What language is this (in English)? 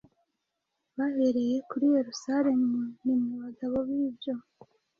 Kinyarwanda